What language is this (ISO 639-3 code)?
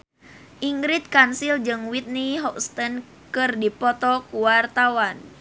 sun